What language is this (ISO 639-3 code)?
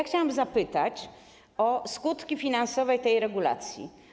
pol